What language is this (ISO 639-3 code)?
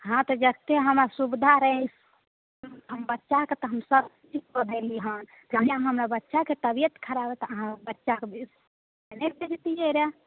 mai